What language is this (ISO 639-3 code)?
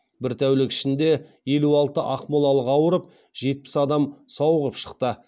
kaz